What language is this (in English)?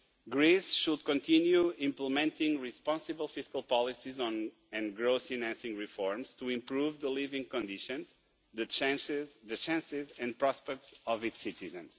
English